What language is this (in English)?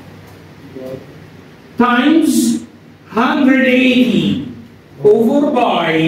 Arabic